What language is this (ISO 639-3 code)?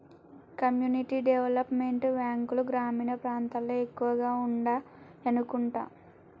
tel